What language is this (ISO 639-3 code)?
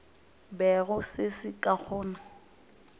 nso